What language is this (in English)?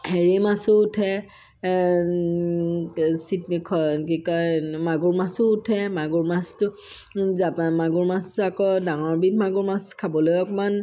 Assamese